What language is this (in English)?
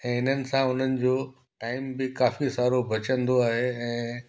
Sindhi